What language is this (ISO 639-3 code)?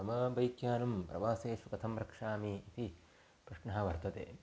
san